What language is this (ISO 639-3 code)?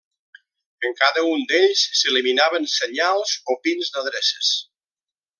cat